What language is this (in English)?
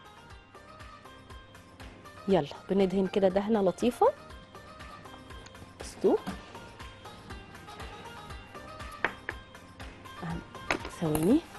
Arabic